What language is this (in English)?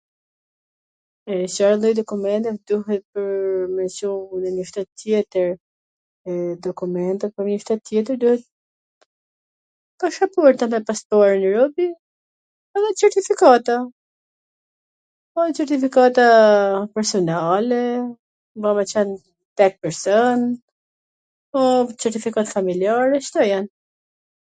Gheg Albanian